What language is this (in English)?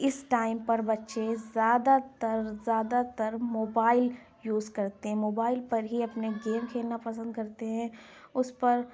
Urdu